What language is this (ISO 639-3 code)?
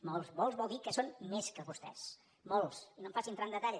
cat